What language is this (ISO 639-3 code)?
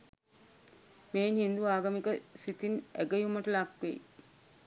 sin